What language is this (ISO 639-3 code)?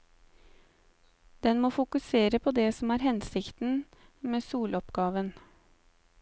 nor